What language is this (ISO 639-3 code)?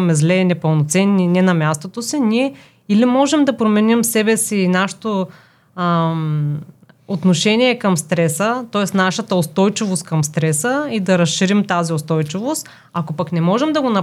bul